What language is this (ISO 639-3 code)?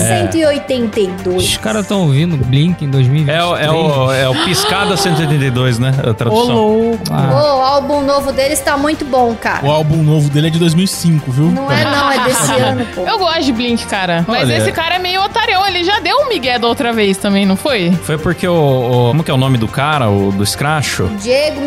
por